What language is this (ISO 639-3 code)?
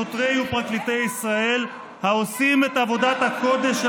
heb